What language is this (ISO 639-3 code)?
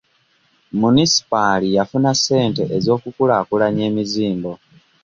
lug